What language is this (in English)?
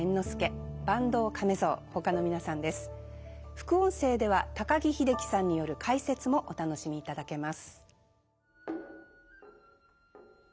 Japanese